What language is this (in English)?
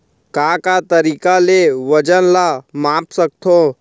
Chhattisgarhi